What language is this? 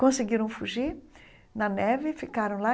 Portuguese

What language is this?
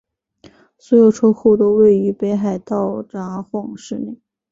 Chinese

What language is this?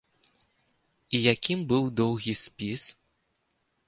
Belarusian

